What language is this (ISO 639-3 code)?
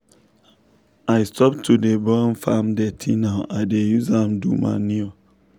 pcm